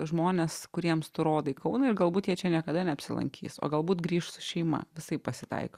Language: Lithuanian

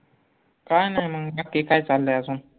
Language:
Marathi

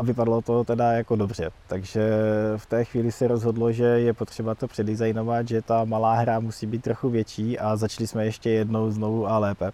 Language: Czech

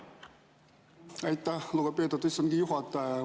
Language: Estonian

